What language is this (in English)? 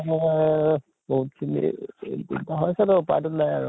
Assamese